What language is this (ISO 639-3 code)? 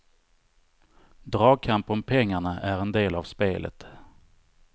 swe